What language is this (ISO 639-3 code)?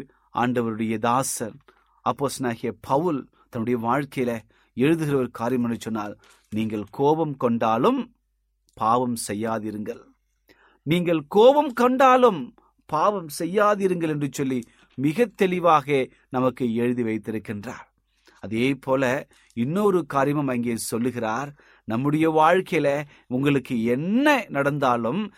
tam